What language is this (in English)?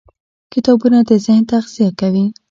Pashto